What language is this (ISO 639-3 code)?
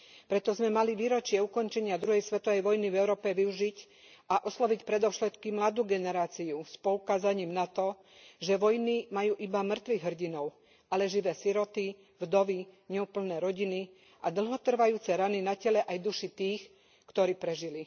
slk